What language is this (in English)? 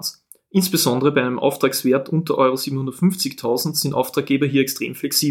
German